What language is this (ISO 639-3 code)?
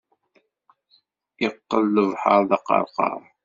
kab